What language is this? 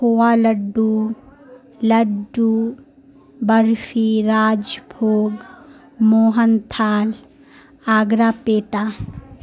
Urdu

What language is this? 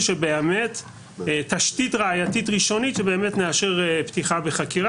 Hebrew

